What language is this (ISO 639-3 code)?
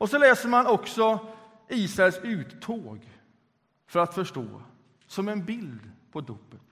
swe